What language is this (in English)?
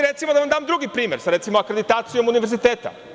Serbian